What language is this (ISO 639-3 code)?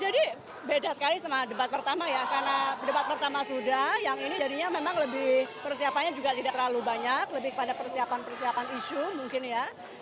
ind